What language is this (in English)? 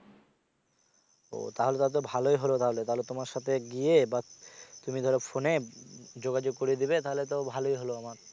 Bangla